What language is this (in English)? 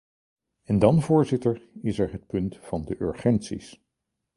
Dutch